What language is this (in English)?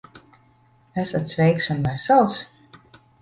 Latvian